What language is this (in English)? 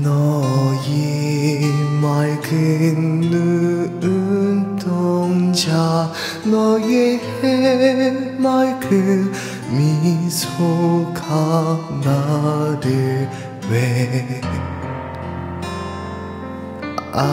Korean